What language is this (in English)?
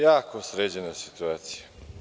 Serbian